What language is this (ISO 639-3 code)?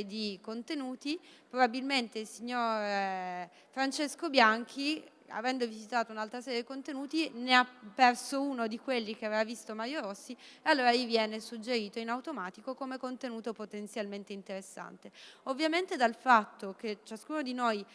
ita